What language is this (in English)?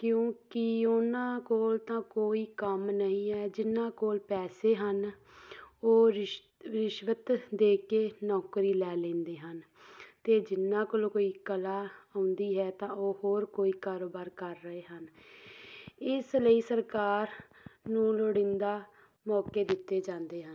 Punjabi